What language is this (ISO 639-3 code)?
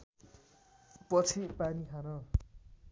nep